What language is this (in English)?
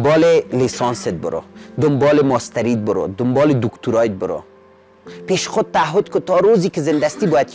Persian